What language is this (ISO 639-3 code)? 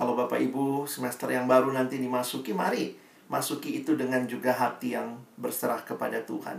ind